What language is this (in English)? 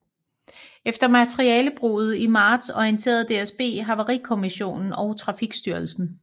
Danish